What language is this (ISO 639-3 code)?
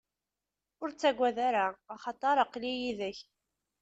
kab